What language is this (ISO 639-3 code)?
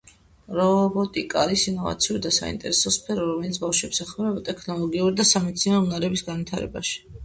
kat